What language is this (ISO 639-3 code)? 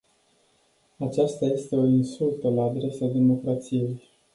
ron